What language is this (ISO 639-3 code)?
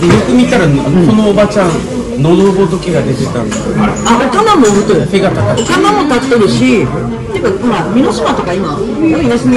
jpn